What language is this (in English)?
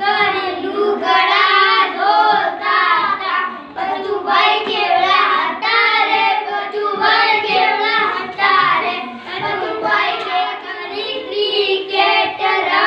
Gujarati